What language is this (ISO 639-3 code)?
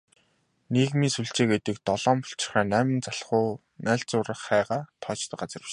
mon